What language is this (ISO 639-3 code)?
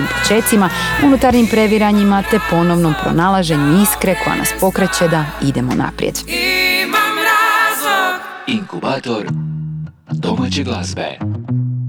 hrv